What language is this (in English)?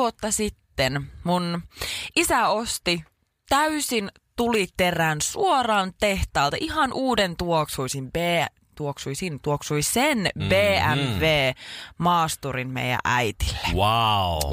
Finnish